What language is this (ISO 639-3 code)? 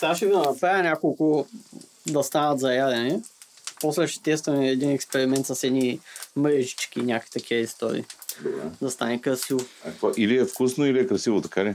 bul